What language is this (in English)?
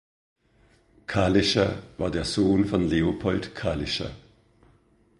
German